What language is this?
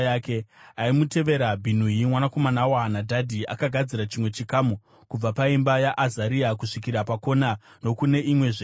Shona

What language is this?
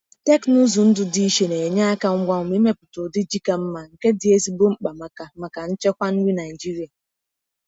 Igbo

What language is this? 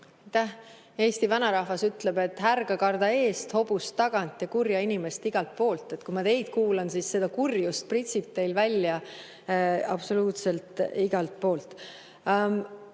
Estonian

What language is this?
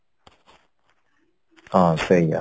Odia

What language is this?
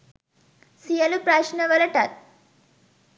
Sinhala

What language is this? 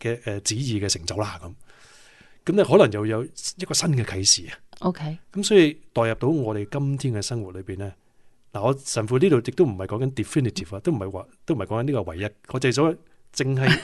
Chinese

